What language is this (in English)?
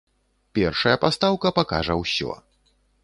Belarusian